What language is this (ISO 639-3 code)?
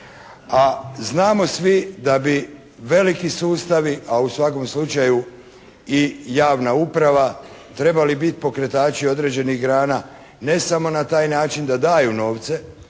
hrv